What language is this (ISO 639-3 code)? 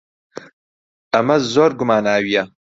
ckb